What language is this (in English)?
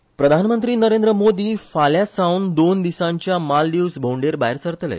Konkani